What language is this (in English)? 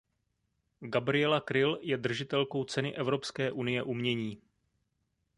Czech